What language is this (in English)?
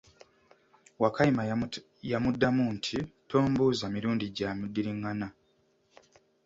Ganda